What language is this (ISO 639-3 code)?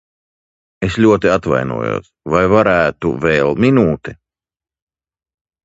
lav